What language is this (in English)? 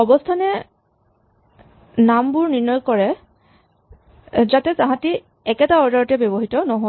Assamese